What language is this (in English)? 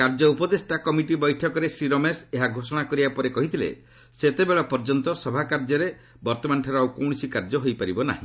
Odia